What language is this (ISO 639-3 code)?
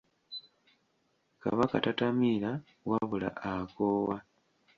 lug